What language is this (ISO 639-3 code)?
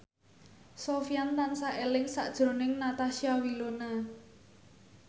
jav